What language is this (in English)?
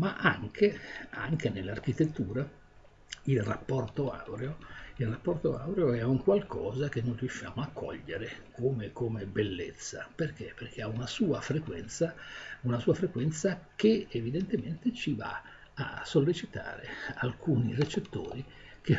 Italian